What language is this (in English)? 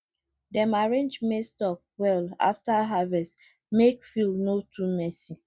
Nigerian Pidgin